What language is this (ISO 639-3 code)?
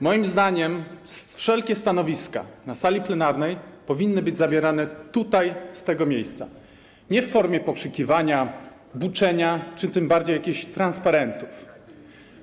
pol